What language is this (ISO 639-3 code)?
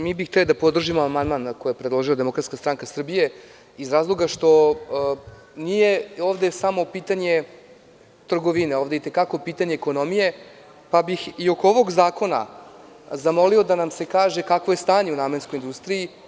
srp